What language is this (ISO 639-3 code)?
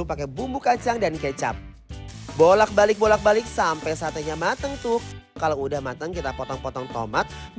ind